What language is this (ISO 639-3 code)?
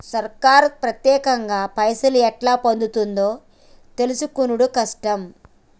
tel